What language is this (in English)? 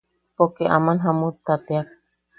Yaqui